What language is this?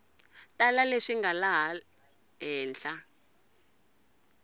Tsonga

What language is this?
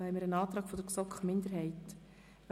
Swiss German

